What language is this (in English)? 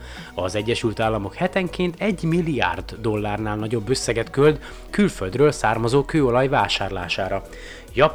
Hungarian